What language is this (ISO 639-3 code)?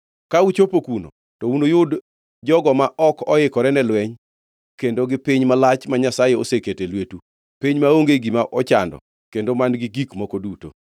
luo